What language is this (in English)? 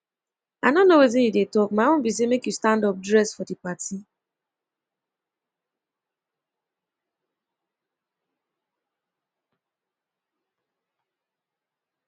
Nigerian Pidgin